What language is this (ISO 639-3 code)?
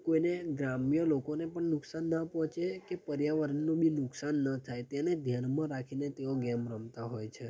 guj